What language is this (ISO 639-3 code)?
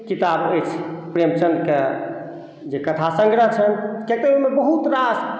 mai